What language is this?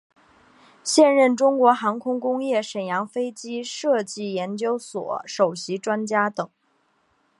Chinese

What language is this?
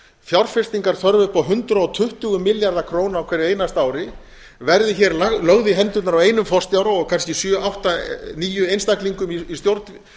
Icelandic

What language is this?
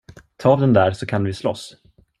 Swedish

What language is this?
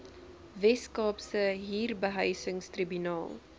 Afrikaans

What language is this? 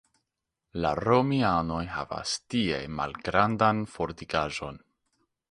Esperanto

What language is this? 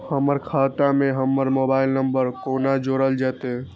Maithili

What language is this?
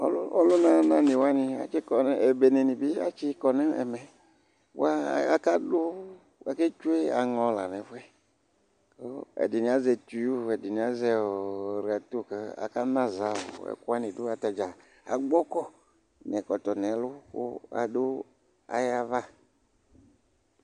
Ikposo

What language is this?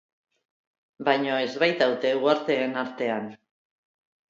Basque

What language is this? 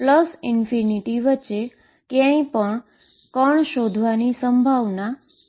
Gujarati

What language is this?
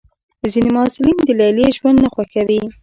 Pashto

